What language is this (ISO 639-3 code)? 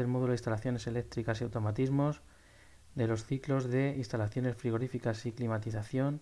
spa